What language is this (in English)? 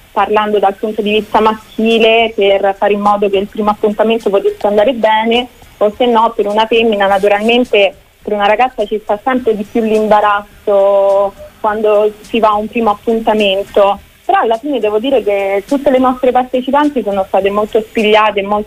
Italian